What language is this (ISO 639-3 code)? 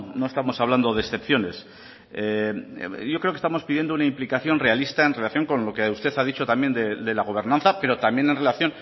spa